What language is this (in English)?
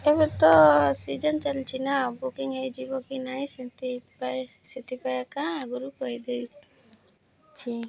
Odia